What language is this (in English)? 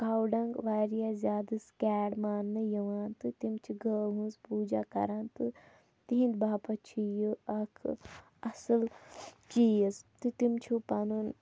Kashmiri